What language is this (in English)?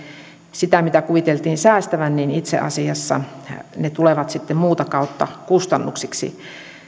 Finnish